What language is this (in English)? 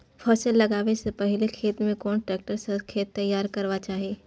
Maithili